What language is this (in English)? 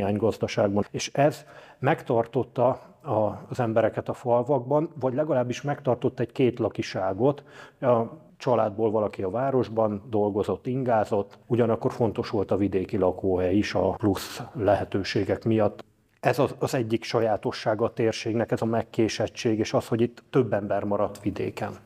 Hungarian